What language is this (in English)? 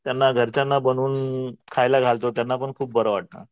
Marathi